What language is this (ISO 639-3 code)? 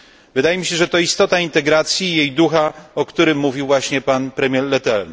pol